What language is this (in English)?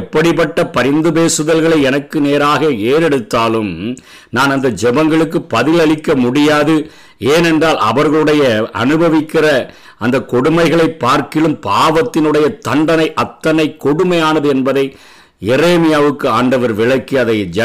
Tamil